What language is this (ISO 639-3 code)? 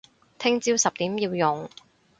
yue